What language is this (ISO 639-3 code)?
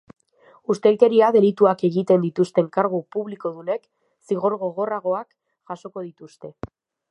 eus